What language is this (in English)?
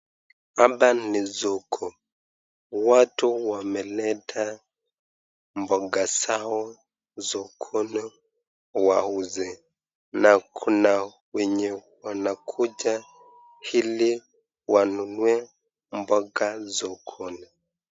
Swahili